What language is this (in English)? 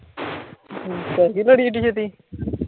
Punjabi